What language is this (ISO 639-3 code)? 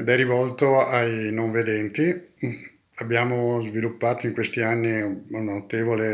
ita